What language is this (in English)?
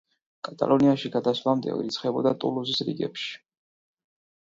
Georgian